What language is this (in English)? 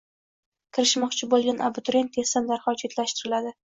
Uzbek